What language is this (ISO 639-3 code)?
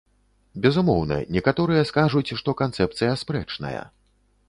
bel